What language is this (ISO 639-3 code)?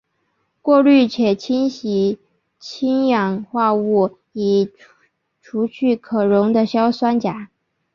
zho